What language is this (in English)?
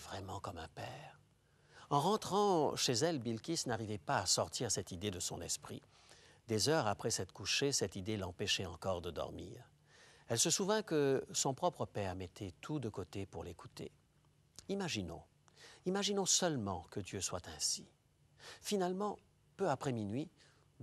French